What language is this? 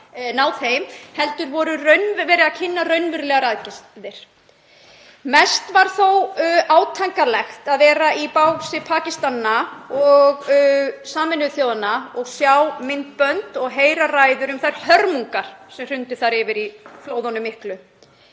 Icelandic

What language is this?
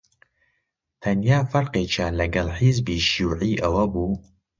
Central Kurdish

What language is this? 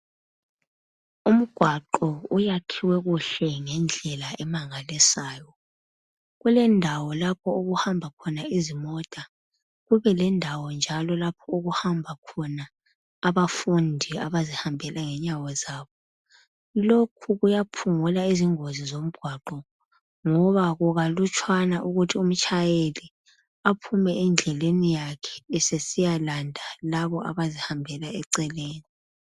North Ndebele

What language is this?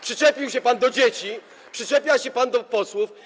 Polish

